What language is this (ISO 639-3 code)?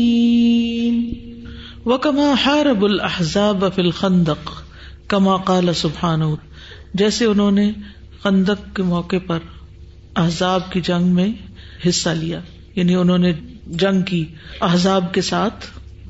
urd